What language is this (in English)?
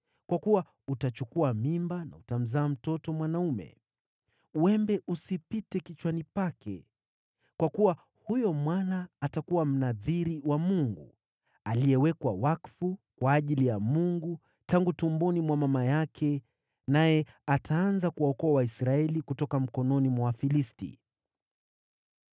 Swahili